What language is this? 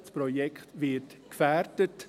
Swiss German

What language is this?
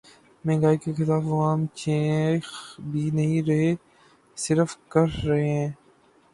Urdu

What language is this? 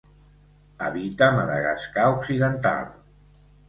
Catalan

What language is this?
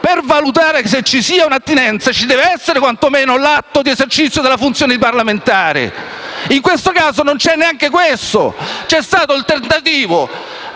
Italian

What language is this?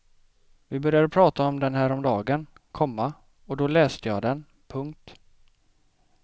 Swedish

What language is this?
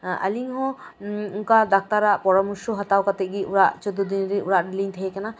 Santali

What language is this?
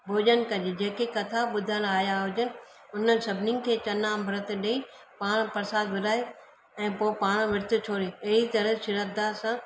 Sindhi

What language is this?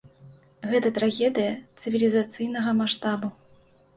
Belarusian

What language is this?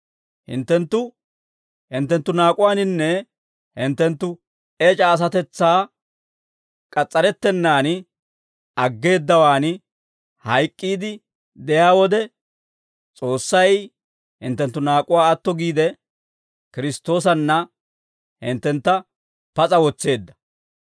Dawro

